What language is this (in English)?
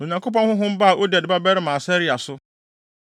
Akan